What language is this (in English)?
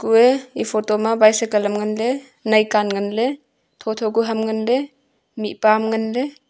Wancho Naga